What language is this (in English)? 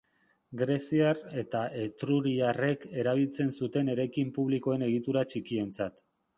Basque